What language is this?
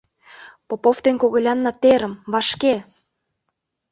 Mari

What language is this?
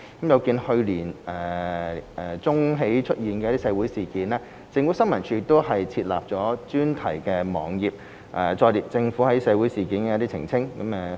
Cantonese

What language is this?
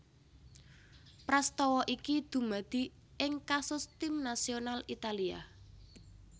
Javanese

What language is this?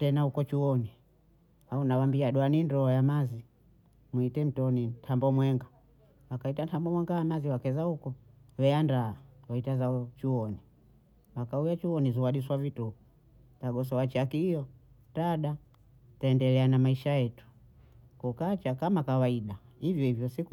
Bondei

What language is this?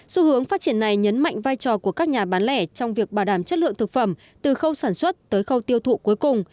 Vietnamese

